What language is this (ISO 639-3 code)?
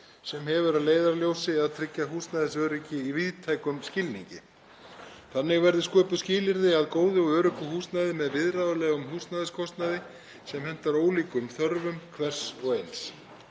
isl